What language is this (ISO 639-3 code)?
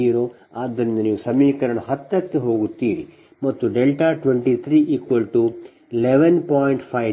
kan